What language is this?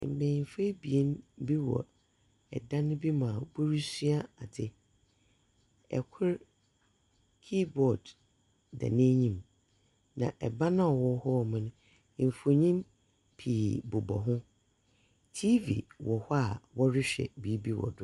Akan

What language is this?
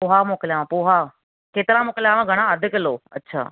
Sindhi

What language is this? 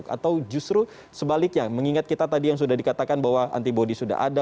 Indonesian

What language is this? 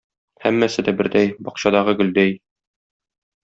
Tatar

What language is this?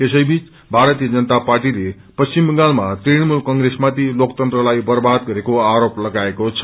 Nepali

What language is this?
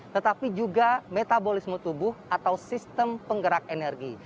Indonesian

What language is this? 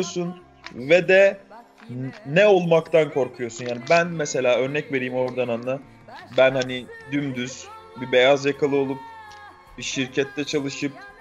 Turkish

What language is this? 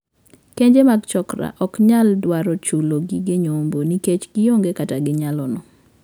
Luo (Kenya and Tanzania)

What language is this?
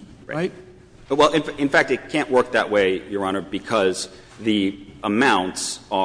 English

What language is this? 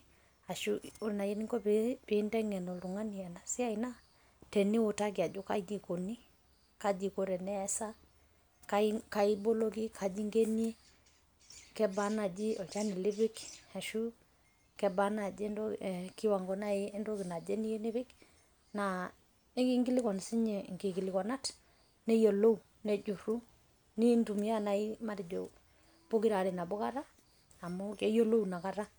Masai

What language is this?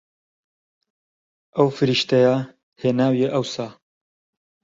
Central Kurdish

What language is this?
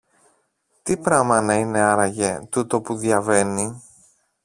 Greek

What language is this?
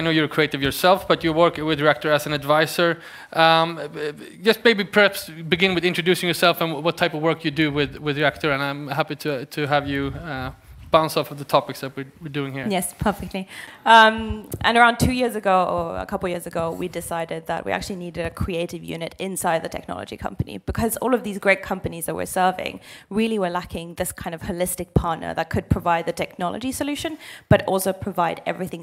English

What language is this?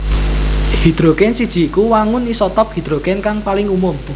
Javanese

